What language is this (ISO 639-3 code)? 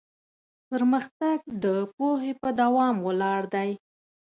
pus